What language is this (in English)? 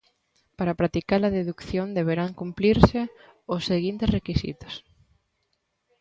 Galician